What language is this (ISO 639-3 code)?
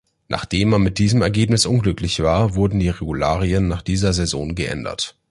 deu